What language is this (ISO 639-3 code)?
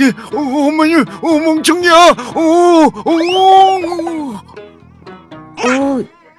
kor